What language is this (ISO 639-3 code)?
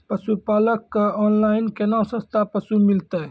mai